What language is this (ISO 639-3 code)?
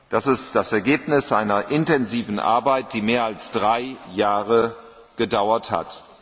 deu